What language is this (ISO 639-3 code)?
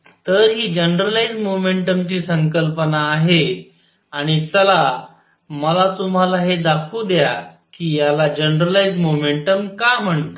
mar